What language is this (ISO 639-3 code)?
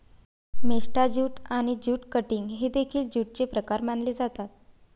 mar